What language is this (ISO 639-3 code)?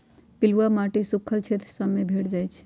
mag